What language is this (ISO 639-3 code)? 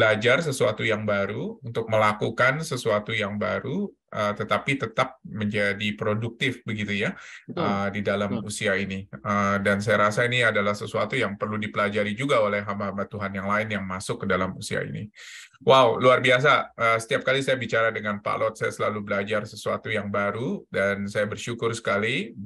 ind